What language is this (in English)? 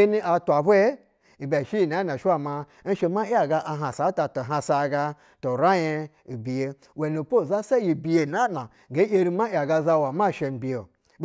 Basa (Nigeria)